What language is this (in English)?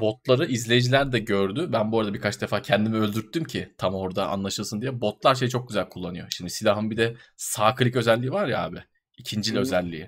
Turkish